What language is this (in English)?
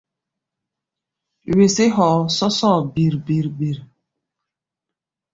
Gbaya